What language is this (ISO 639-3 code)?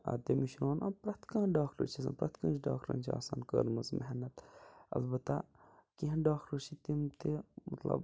kas